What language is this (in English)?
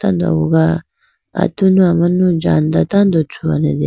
Idu-Mishmi